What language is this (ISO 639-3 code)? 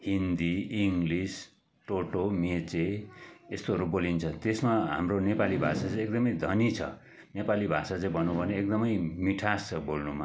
nep